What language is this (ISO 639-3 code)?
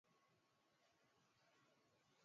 swa